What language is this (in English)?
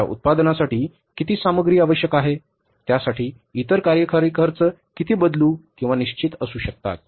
Marathi